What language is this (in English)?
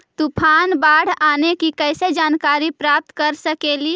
Magahi